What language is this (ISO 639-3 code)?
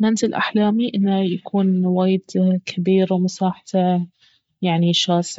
abv